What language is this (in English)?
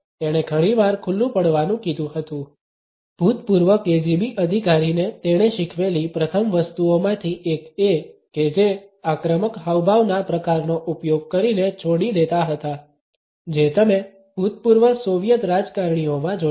Gujarati